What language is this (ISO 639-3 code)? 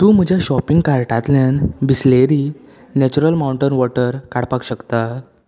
kok